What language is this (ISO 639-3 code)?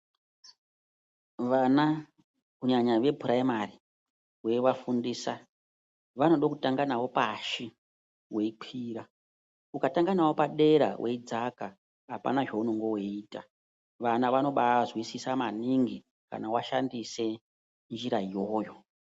ndc